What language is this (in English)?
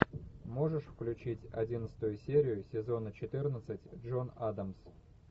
Russian